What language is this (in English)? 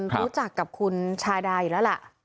Thai